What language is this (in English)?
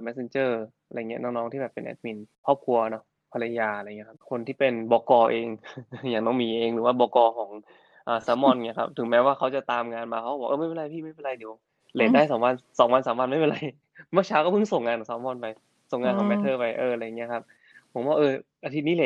Thai